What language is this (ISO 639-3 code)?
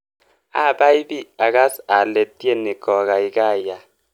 kln